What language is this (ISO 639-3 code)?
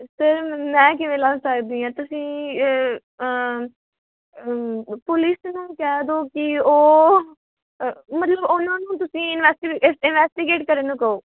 pan